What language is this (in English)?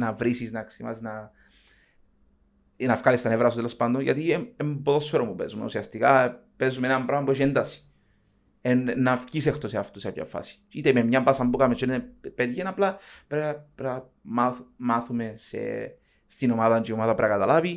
Greek